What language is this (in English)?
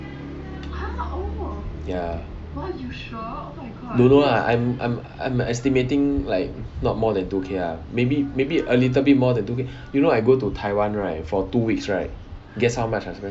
English